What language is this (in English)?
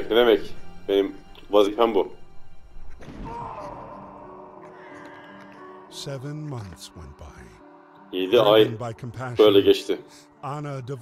Turkish